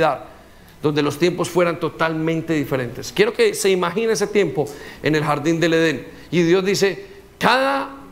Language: Spanish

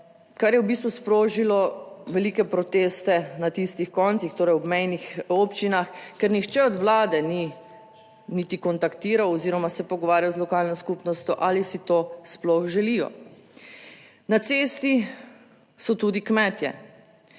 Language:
Slovenian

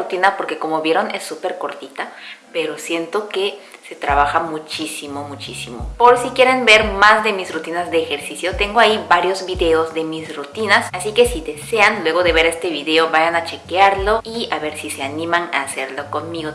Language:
Spanish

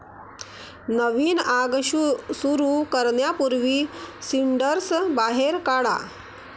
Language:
Marathi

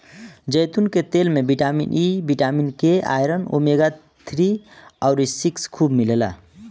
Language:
Bhojpuri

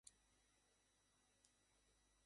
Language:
Bangla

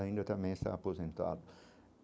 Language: Portuguese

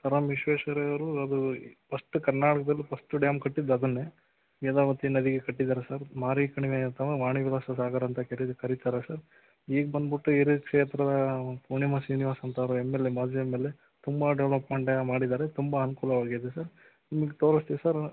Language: Kannada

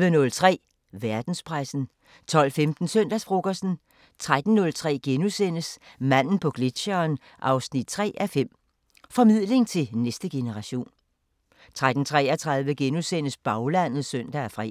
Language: Danish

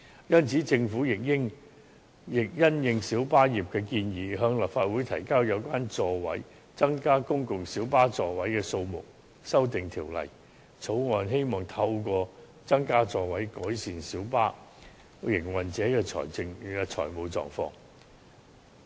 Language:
Cantonese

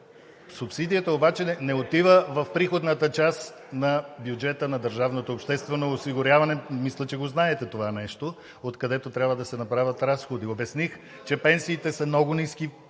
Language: Bulgarian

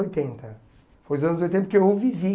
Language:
Portuguese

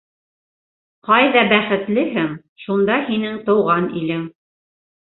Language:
Bashkir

